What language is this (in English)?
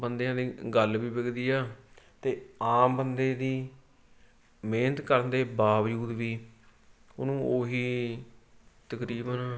Punjabi